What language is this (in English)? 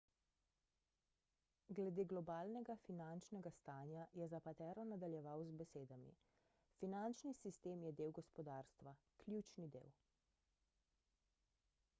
Slovenian